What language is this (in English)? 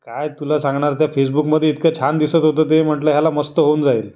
Marathi